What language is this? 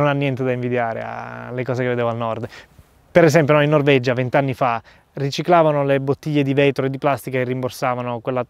Italian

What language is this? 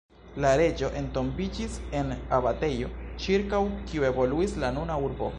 Esperanto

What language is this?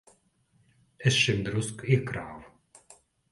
Latvian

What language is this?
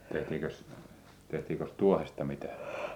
Finnish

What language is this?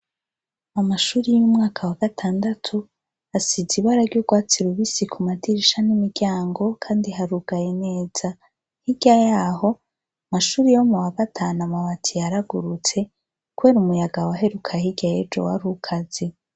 Rundi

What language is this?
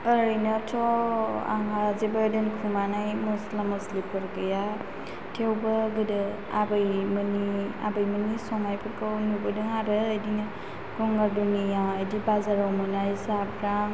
Bodo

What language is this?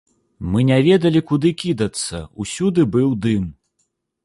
Belarusian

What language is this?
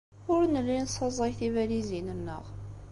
Kabyle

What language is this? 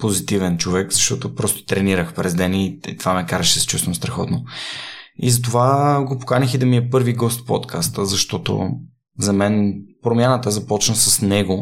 Bulgarian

